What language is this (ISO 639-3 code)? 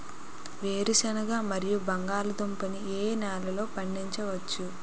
tel